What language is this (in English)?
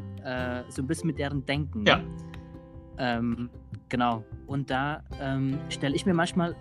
German